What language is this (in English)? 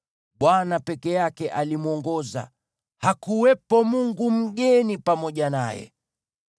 Swahili